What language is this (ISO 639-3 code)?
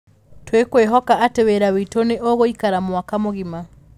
kik